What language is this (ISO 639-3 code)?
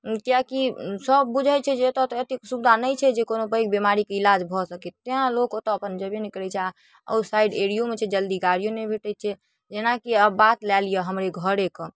mai